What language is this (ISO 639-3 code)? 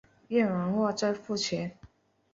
zho